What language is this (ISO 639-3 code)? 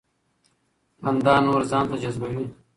pus